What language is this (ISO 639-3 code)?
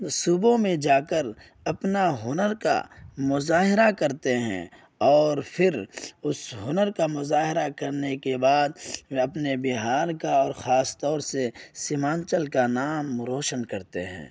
urd